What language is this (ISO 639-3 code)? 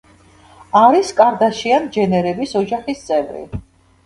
kat